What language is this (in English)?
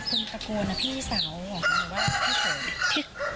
Thai